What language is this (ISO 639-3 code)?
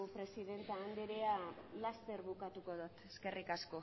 eus